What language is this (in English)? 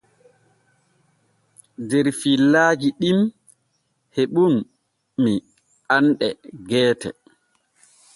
Borgu Fulfulde